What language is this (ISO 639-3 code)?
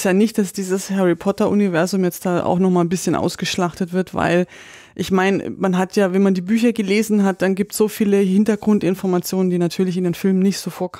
deu